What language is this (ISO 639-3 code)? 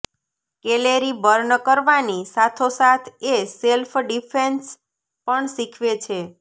guj